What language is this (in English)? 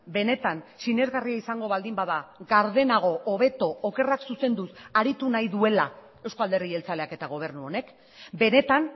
Basque